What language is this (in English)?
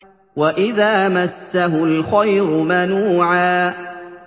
Arabic